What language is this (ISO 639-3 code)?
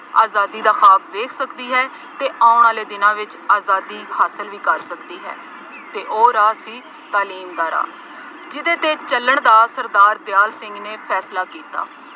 pan